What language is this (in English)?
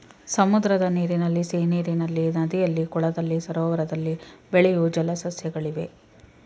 Kannada